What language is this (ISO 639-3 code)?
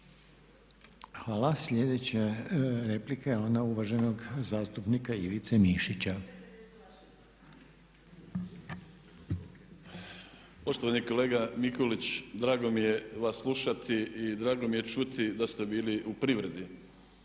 hrv